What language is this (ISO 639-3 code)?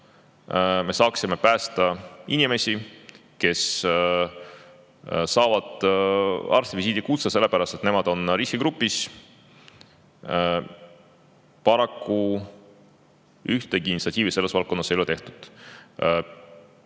est